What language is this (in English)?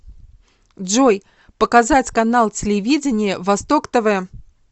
Russian